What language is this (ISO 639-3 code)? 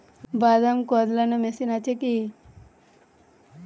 ben